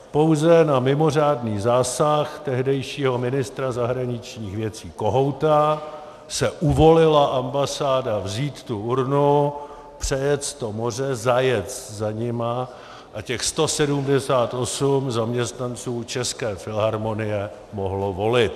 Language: Czech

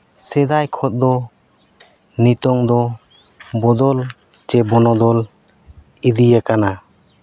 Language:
Santali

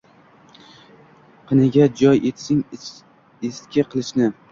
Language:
Uzbek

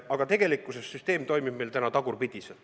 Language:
Estonian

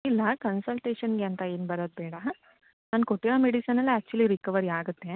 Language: Kannada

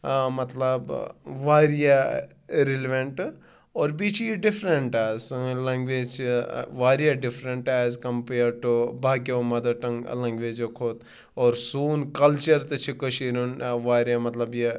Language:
Kashmiri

